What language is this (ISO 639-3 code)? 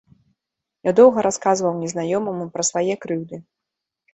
bel